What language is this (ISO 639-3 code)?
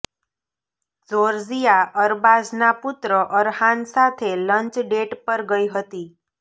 guj